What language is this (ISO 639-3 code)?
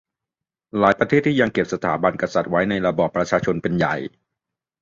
tha